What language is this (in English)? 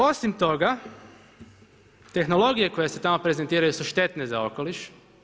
Croatian